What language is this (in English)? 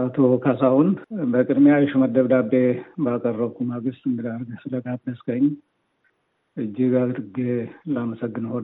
Amharic